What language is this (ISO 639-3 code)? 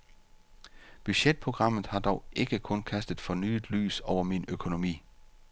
dan